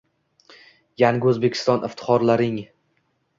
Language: Uzbek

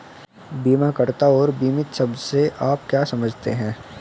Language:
Hindi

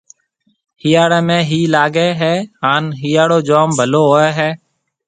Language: Marwari (Pakistan)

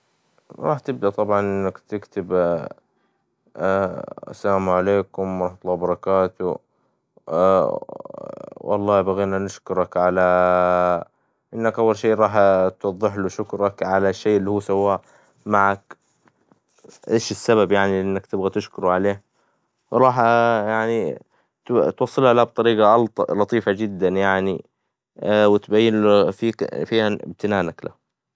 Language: Hijazi Arabic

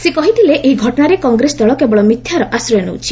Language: Odia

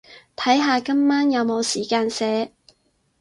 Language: Cantonese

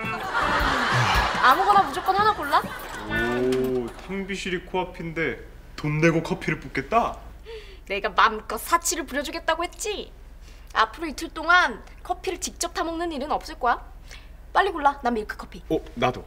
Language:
Korean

